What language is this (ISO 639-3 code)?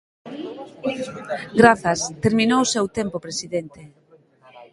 glg